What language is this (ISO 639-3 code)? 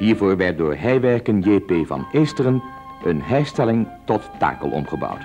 nld